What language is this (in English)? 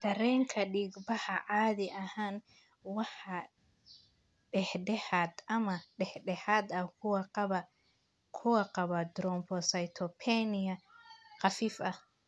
Somali